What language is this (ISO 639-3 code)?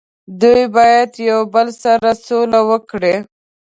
pus